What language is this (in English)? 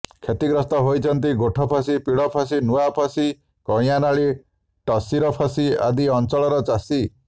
Odia